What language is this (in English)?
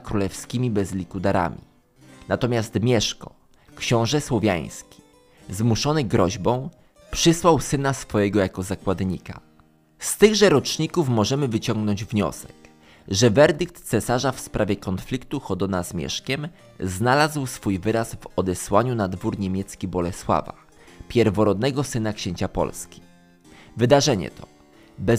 Polish